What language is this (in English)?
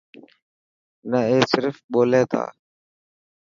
Dhatki